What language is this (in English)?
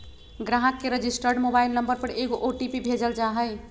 Magahi